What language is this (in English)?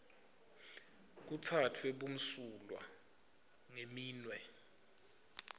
Swati